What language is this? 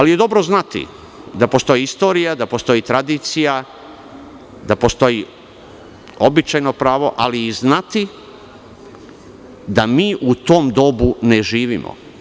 Serbian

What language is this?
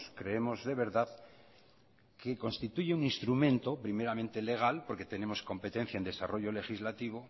Spanish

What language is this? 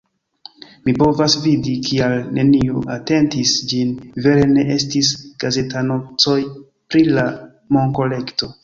Esperanto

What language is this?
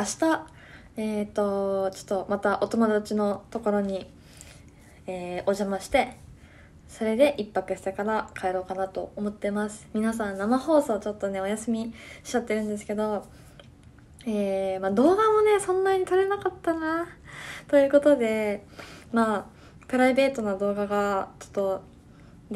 Japanese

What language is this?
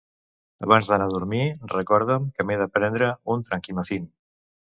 Catalan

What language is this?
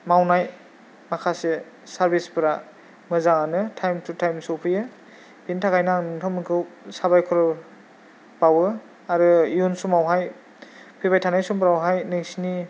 Bodo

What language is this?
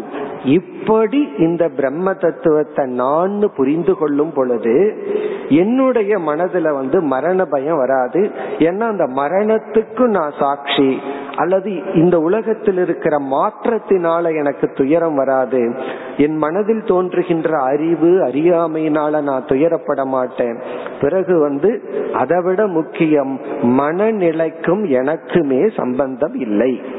Tamil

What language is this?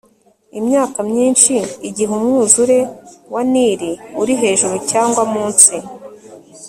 Kinyarwanda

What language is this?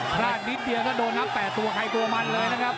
Thai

